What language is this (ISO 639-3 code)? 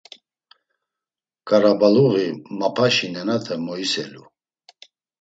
lzz